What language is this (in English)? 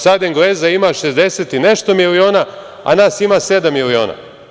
Serbian